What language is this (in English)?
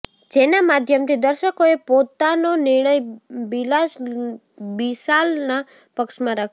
Gujarati